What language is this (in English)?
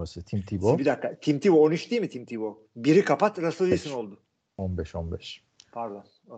Turkish